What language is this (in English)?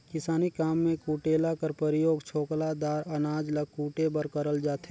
Chhattisgarhi